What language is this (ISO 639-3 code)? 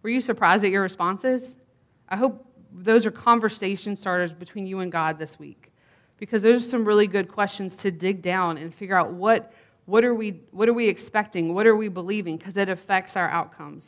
eng